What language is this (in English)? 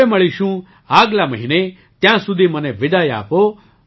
Gujarati